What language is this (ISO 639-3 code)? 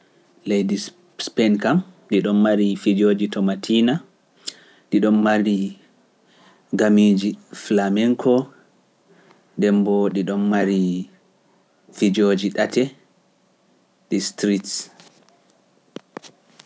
fuf